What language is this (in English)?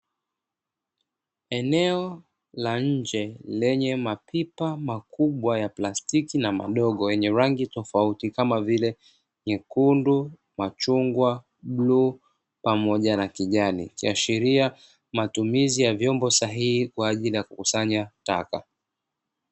Swahili